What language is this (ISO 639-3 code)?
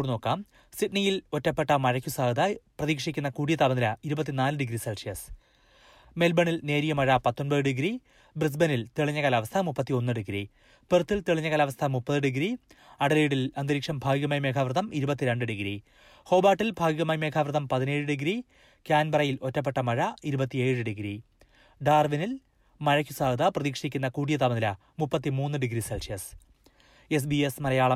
mal